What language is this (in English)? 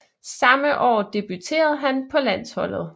Danish